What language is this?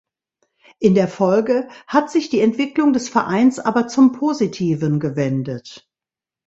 German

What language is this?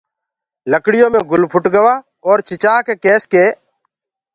Gurgula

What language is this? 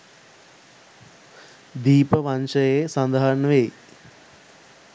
Sinhala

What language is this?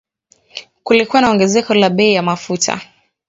Swahili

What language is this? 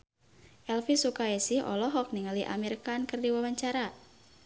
Sundanese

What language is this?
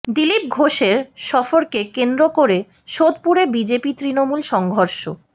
Bangla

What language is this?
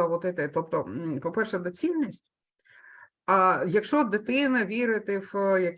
Ukrainian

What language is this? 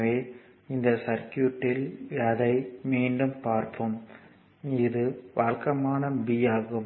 Tamil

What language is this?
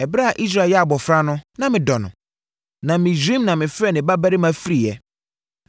Akan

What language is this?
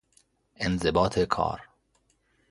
Persian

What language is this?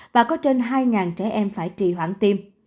Vietnamese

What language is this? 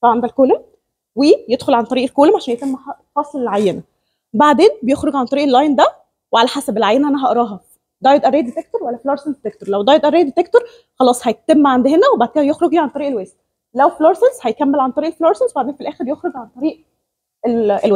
Arabic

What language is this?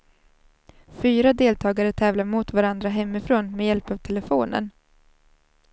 Swedish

